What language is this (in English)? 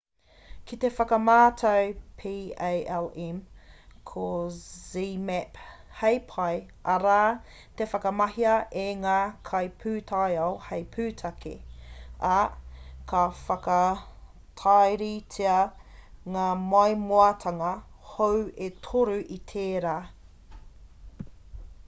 Māori